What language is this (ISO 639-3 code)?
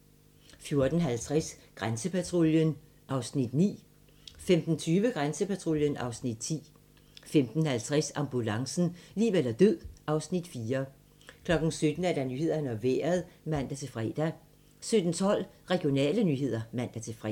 dan